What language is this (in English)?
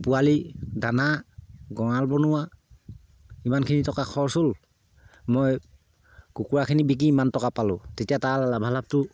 Assamese